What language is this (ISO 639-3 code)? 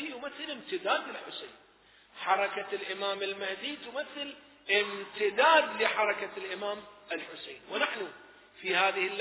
ara